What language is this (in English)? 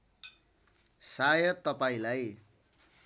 Nepali